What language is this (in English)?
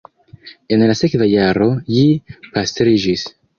Esperanto